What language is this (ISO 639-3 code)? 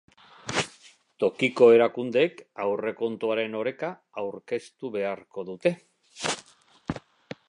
eus